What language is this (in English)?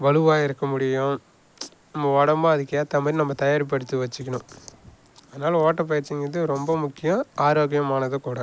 Tamil